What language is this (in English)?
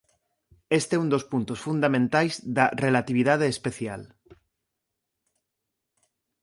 Galician